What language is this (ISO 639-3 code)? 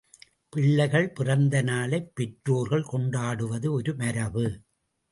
tam